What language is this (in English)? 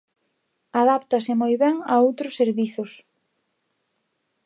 Galician